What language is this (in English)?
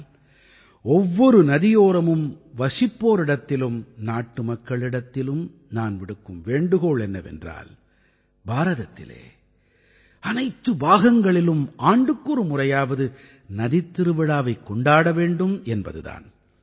Tamil